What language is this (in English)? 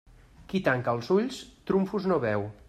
Catalan